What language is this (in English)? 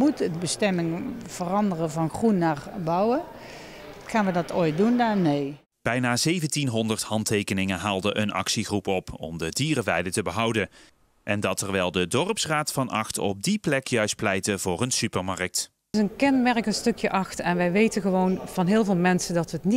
Dutch